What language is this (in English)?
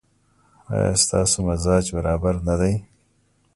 Pashto